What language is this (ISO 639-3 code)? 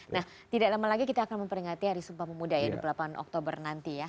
ind